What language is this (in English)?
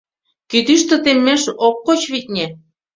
Mari